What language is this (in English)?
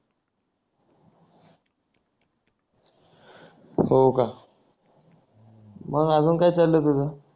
Marathi